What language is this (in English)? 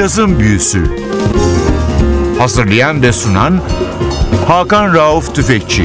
Turkish